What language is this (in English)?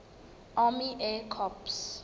Southern Sotho